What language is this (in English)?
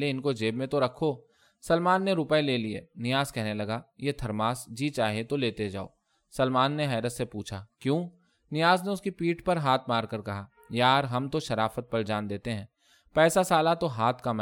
Urdu